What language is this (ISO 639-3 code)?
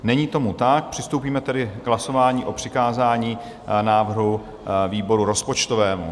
ces